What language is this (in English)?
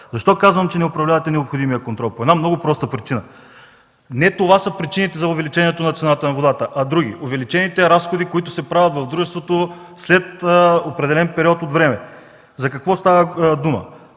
Bulgarian